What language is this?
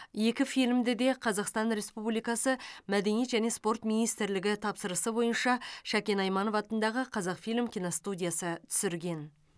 Kazakh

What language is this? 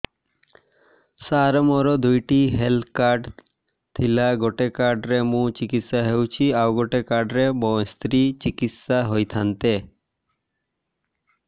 Odia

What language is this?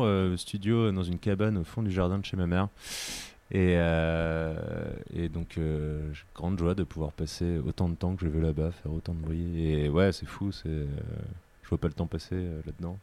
French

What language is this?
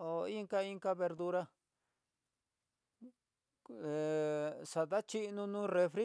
Tidaá Mixtec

